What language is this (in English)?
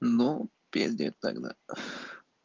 Russian